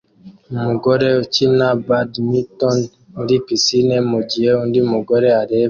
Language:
Kinyarwanda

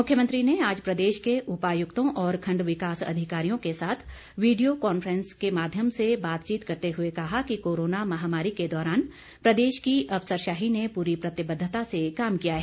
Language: Hindi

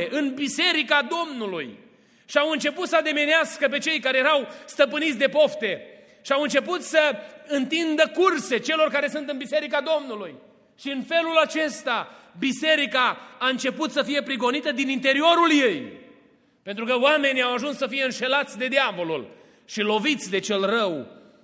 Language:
Romanian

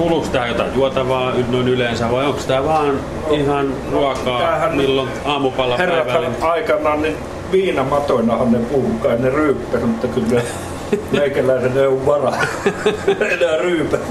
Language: Finnish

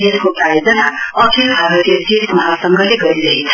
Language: Nepali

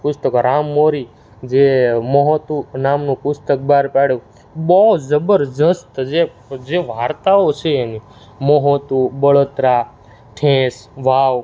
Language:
Gujarati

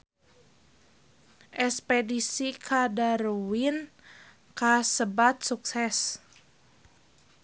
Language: Sundanese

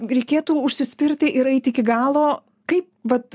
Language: Lithuanian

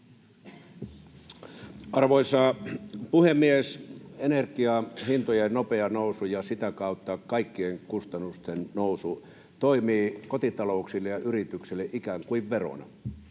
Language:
Finnish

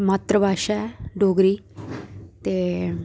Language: Dogri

